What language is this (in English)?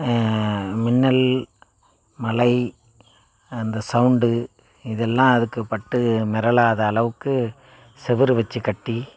Tamil